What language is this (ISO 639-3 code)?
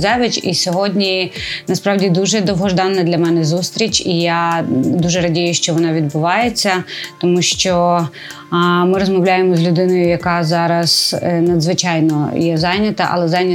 ukr